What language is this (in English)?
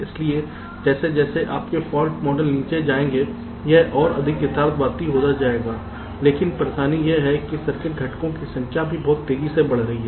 Hindi